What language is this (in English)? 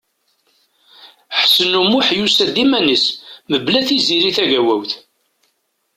Kabyle